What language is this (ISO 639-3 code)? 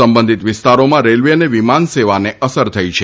guj